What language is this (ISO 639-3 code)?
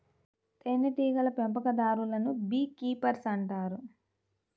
tel